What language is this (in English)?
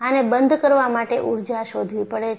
Gujarati